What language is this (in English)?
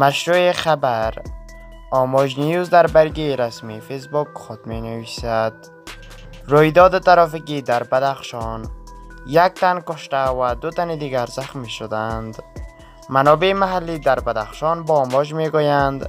Persian